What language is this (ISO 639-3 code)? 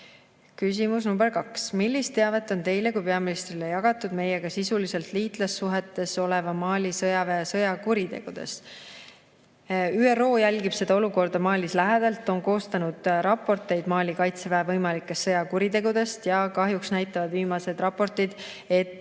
est